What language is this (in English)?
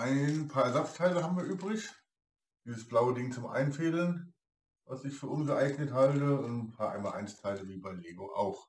German